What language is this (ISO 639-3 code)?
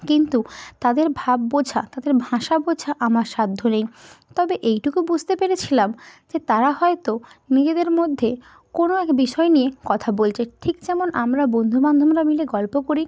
ben